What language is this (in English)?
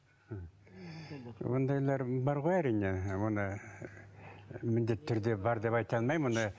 Kazakh